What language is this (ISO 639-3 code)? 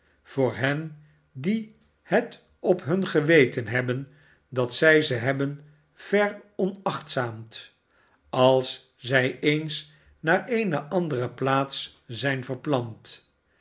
nld